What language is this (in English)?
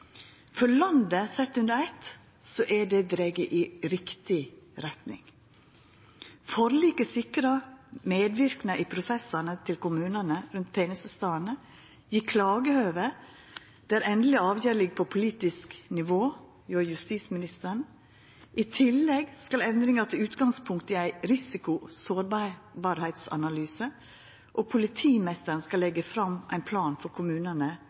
Norwegian Nynorsk